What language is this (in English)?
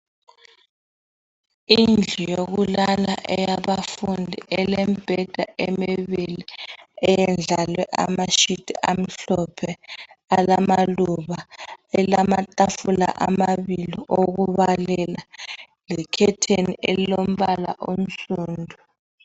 North Ndebele